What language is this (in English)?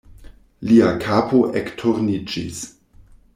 Esperanto